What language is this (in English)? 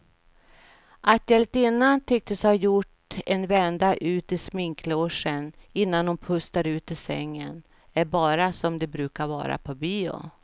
Swedish